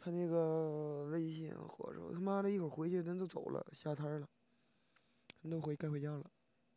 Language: Chinese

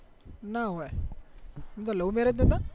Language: Gujarati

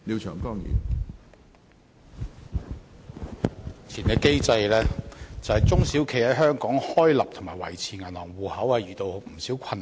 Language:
Cantonese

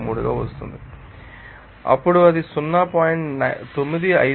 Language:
Telugu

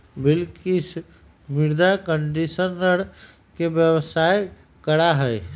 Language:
Magahi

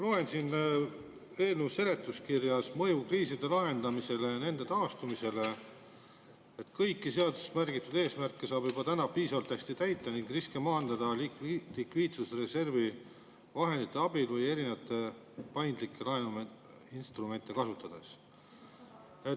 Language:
Estonian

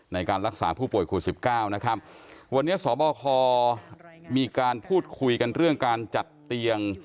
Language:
Thai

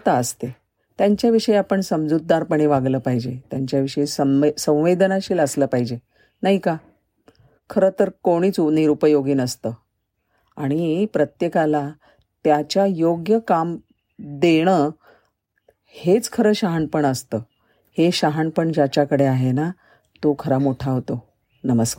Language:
Marathi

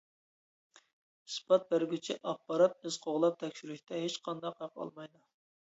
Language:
Uyghur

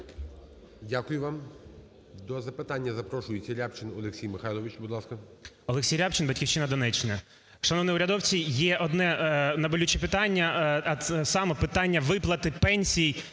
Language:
Ukrainian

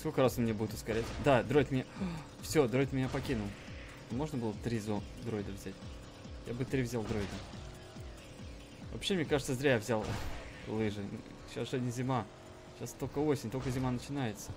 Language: Russian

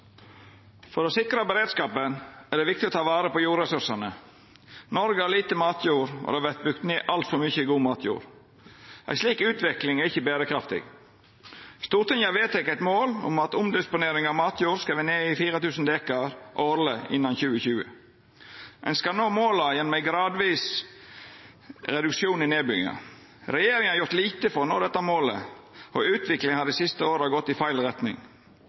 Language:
Norwegian Nynorsk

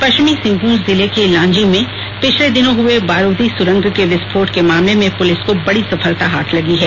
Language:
Hindi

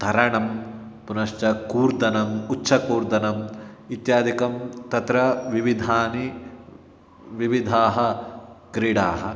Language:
Sanskrit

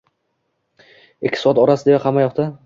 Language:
Uzbek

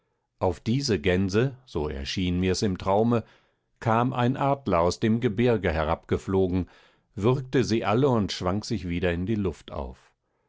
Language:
German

